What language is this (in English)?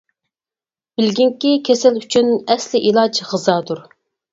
Uyghur